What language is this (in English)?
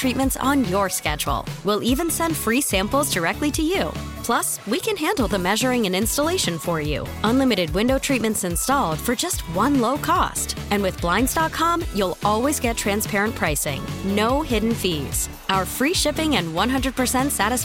English